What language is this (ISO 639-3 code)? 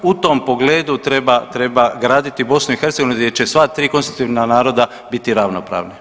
hrv